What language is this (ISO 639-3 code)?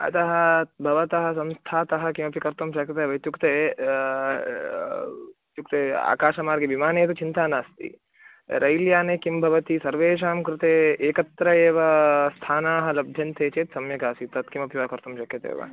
san